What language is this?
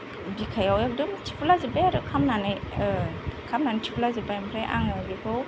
Bodo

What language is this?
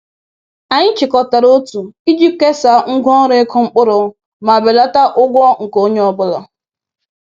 Igbo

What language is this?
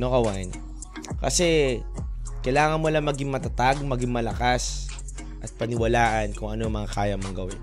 Filipino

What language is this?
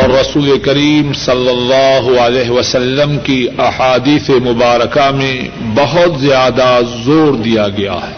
Urdu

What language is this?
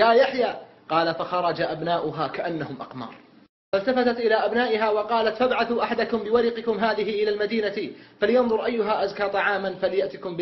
Arabic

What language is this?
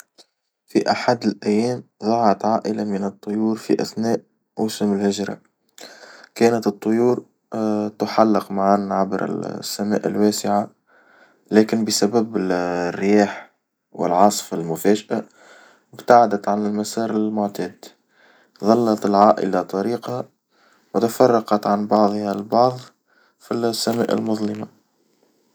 Tunisian Arabic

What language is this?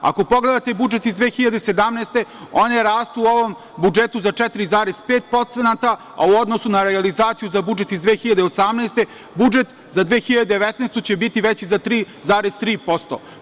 Serbian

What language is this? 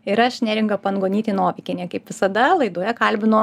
Lithuanian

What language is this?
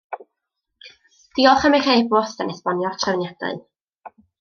Welsh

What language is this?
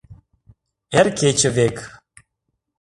Mari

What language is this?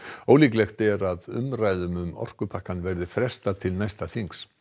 Icelandic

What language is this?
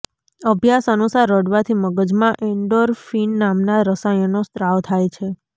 Gujarati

